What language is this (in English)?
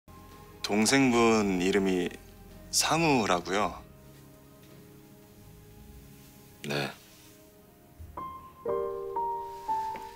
Korean